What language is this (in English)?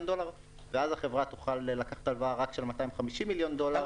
Hebrew